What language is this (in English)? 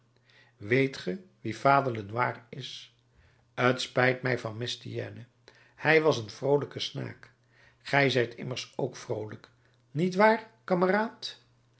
Dutch